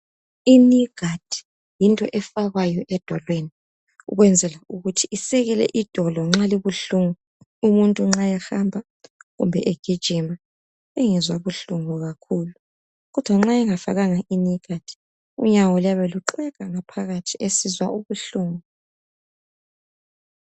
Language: North Ndebele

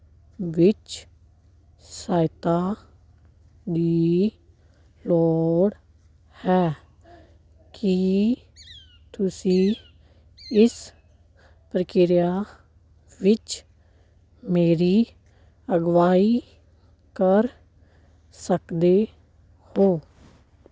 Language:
Punjabi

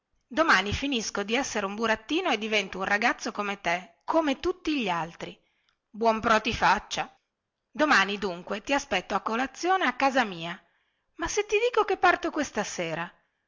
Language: Italian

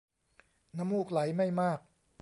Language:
Thai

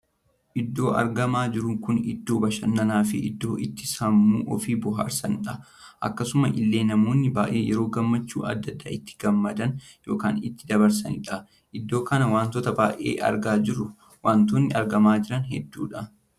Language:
Oromo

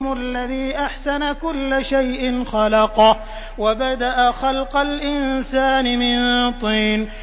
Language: Arabic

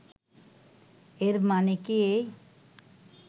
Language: Bangla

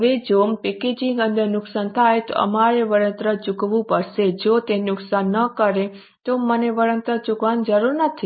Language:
Gujarati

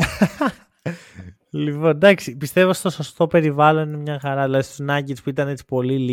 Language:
Greek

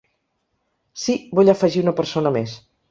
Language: Catalan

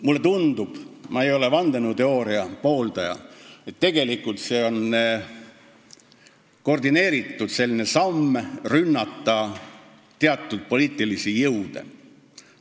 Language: Estonian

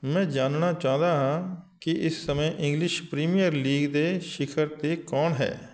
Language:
Punjabi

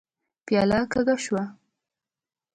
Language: Pashto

